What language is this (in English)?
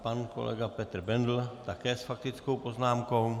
Czech